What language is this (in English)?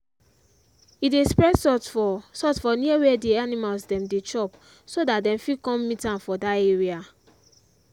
Nigerian Pidgin